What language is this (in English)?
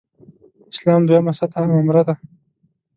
Pashto